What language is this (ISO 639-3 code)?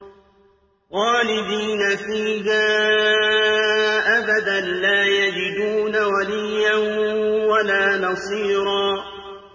ara